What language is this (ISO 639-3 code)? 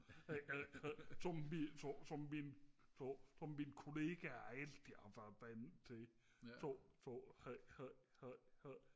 dan